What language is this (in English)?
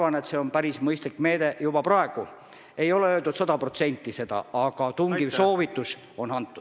Estonian